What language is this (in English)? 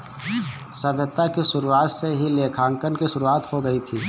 Hindi